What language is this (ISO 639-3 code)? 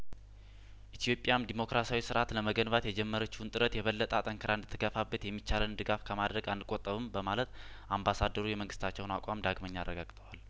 amh